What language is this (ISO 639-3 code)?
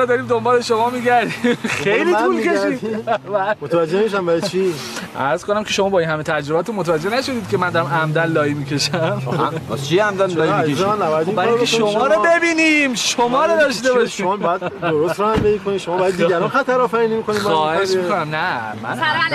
fas